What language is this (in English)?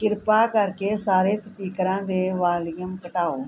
Punjabi